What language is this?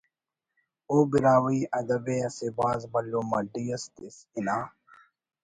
Brahui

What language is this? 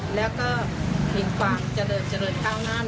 Thai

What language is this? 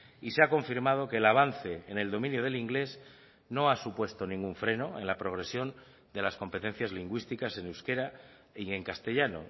Spanish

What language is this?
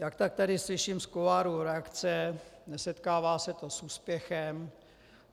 Czech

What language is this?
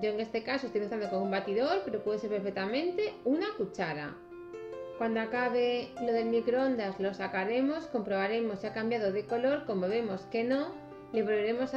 Spanish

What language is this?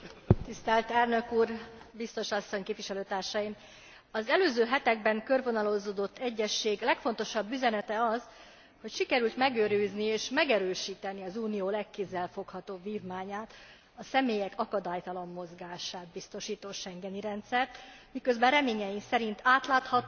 Hungarian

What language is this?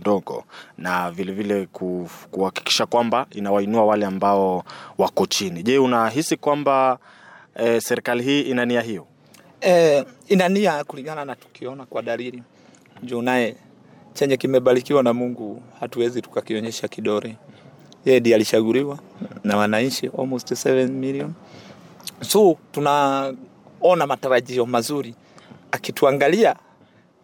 Swahili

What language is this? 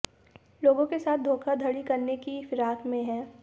Hindi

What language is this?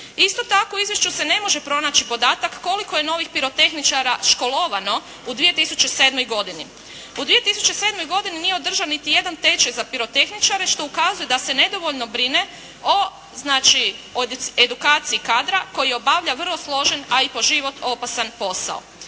Croatian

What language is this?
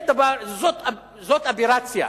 Hebrew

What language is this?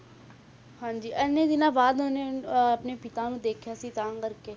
Punjabi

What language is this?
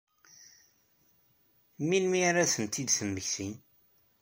Kabyle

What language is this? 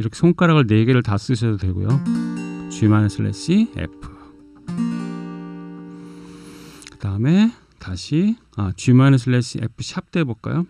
Korean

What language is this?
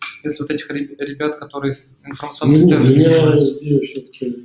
Russian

